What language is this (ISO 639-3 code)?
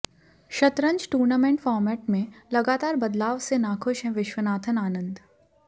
hin